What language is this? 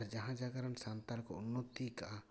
Santali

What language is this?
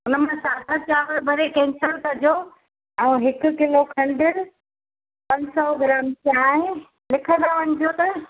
Sindhi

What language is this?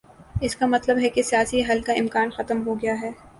Urdu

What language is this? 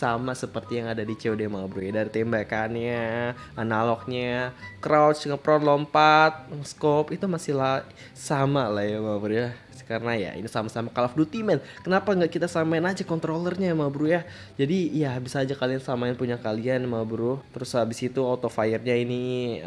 Indonesian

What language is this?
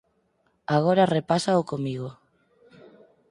Galician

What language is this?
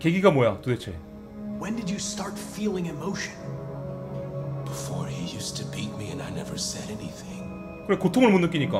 Korean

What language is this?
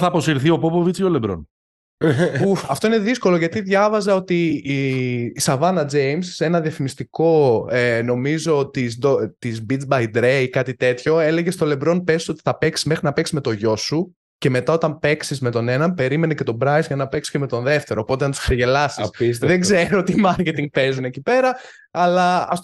Greek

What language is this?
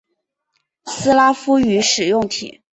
Chinese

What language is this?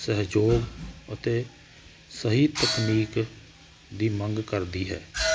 Punjabi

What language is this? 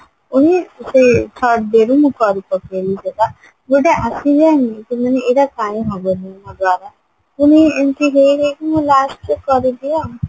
Odia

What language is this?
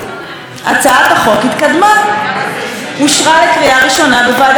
Hebrew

